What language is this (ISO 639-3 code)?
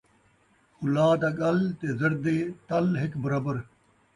skr